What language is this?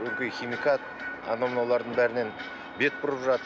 Kazakh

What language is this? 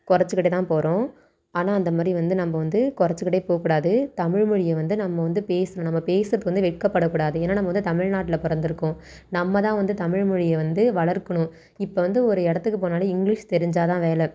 Tamil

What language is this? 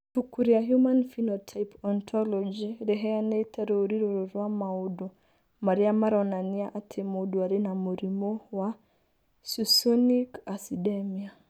Kikuyu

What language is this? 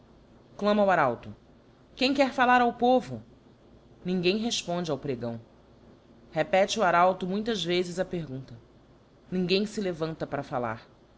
Portuguese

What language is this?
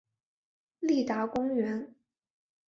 Chinese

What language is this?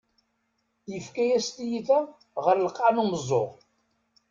Kabyle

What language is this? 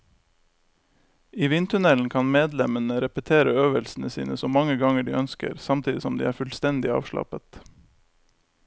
Norwegian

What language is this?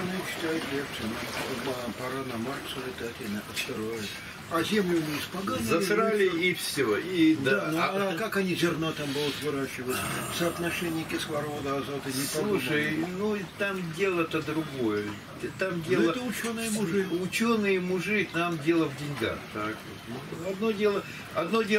Russian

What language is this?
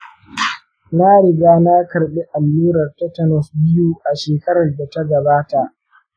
Hausa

